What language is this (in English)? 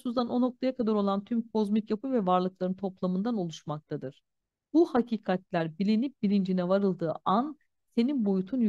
Turkish